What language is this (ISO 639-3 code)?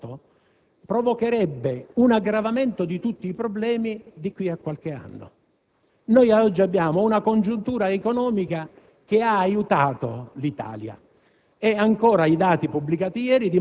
ita